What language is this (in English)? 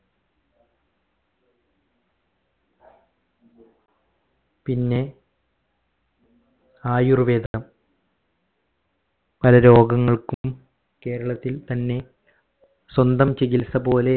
Malayalam